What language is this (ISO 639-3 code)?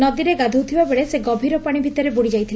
ori